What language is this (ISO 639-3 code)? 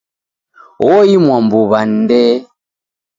dav